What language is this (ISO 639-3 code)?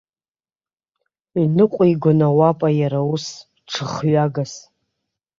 abk